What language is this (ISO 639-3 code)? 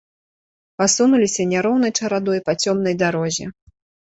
bel